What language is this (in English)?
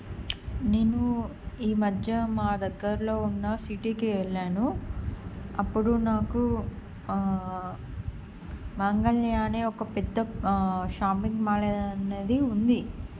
Telugu